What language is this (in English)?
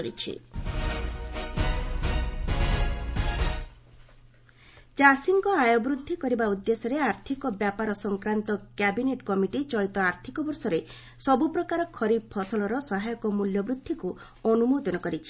Odia